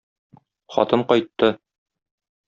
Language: Tatar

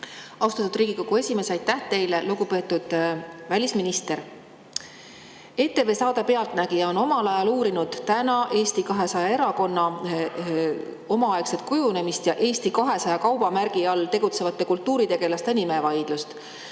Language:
Estonian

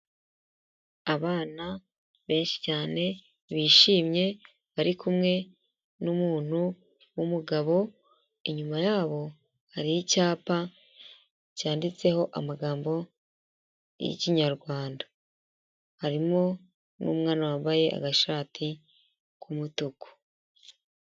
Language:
Kinyarwanda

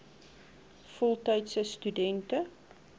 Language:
Afrikaans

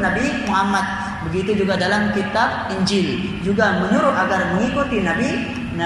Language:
Malay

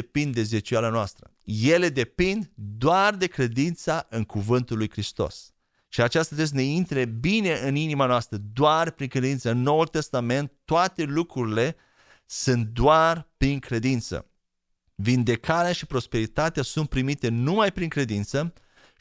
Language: Romanian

